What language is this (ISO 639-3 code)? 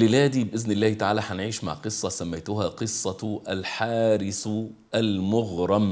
ara